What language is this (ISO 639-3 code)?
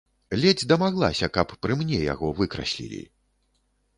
bel